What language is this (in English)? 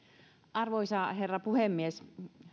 Finnish